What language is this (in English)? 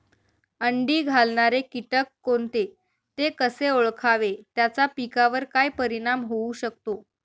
Marathi